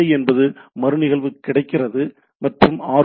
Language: Tamil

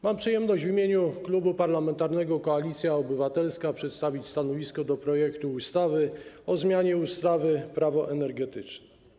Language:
Polish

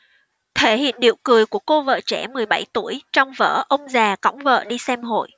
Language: Vietnamese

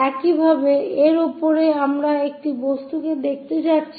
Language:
Bangla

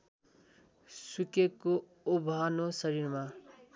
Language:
Nepali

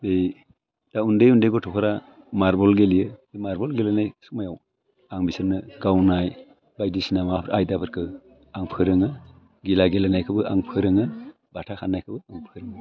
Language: Bodo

